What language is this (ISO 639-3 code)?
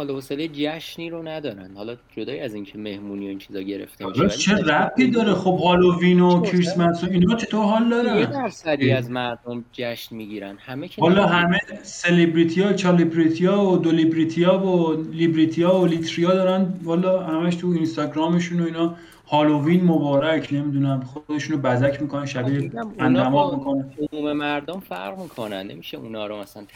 fas